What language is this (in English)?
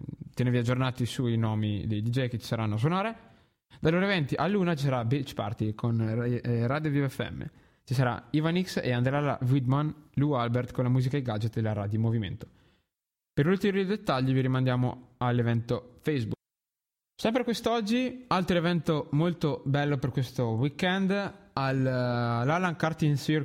Italian